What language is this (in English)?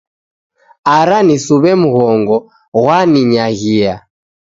Taita